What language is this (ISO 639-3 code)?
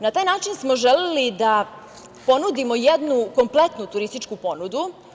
srp